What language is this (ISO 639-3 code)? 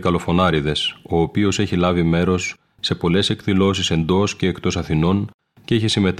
ell